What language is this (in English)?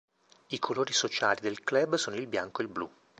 Italian